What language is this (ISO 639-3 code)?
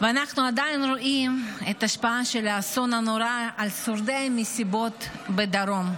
heb